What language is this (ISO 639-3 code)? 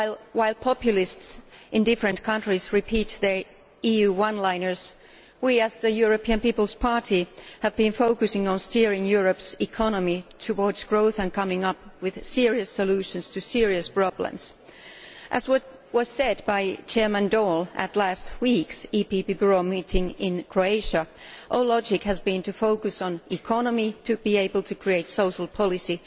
eng